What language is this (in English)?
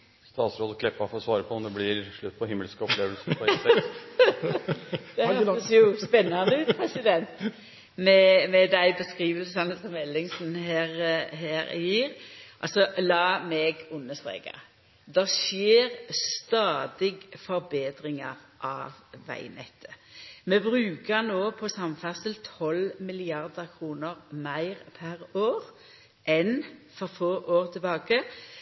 Norwegian Nynorsk